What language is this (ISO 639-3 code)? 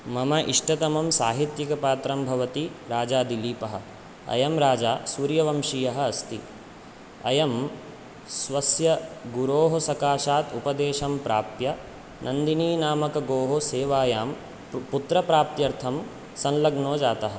san